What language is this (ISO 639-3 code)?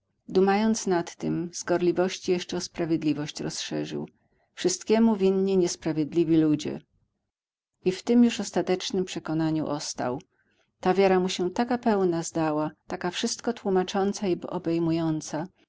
pol